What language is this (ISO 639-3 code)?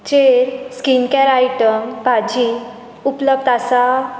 kok